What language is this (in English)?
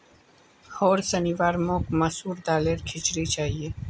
Magahi